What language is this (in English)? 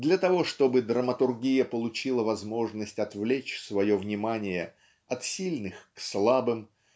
Russian